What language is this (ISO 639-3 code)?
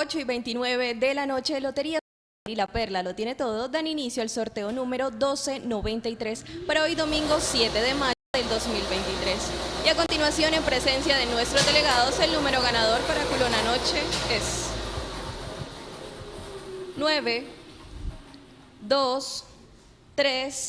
spa